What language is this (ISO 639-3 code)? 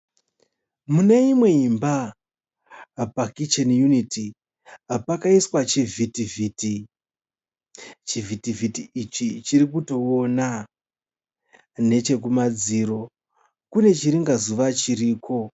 sna